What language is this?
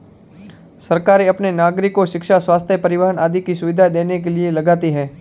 Hindi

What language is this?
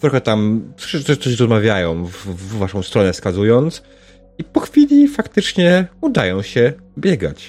Polish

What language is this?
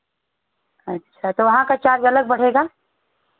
Hindi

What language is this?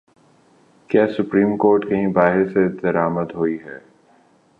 Urdu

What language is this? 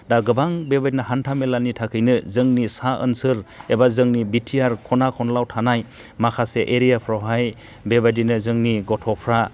Bodo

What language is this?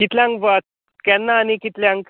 Konkani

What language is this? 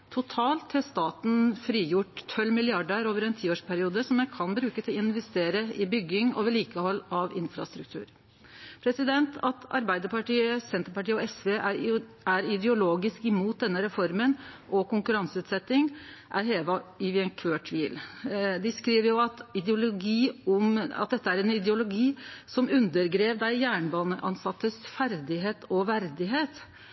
Norwegian Nynorsk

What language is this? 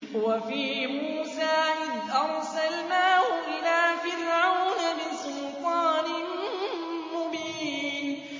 Arabic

